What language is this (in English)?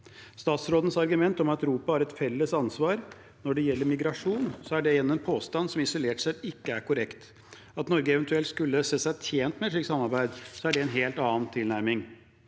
Norwegian